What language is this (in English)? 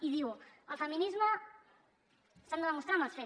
Catalan